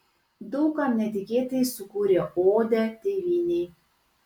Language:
Lithuanian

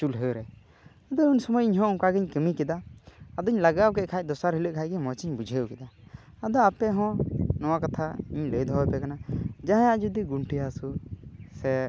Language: Santali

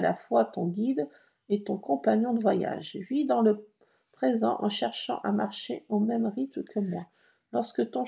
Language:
French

